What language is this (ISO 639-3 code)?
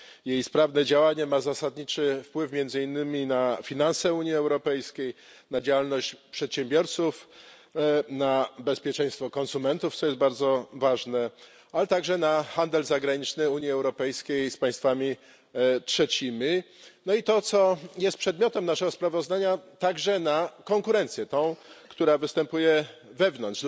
pol